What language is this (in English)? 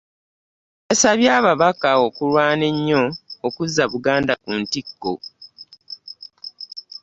Ganda